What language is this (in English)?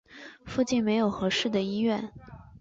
Chinese